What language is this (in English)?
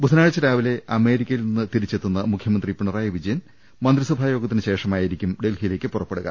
Malayalam